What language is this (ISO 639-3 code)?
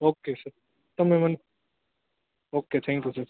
guj